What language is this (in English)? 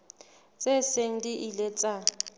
Southern Sotho